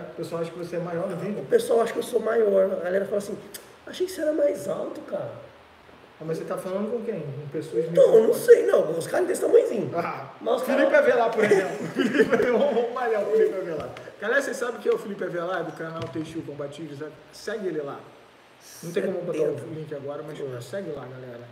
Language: Portuguese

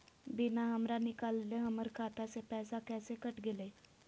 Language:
Magahi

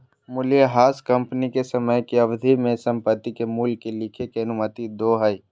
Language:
Magahi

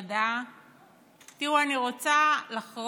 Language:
Hebrew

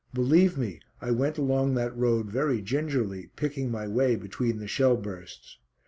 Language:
English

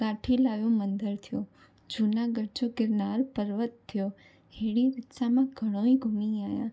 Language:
Sindhi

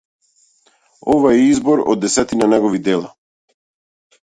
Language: Macedonian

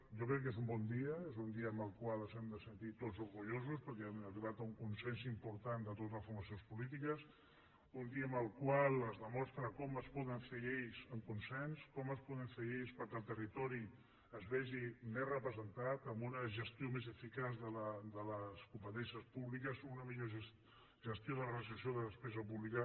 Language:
Catalan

